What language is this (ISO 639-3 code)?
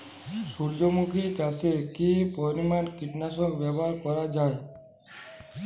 ben